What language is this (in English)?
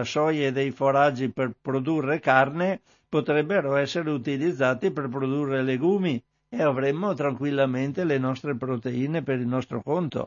Italian